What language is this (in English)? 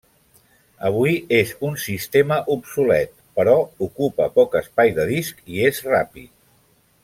Catalan